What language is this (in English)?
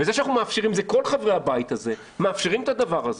Hebrew